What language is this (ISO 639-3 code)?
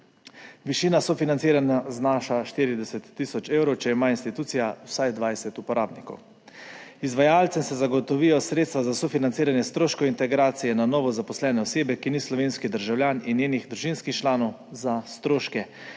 slv